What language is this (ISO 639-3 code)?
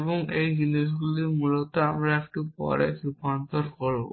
ben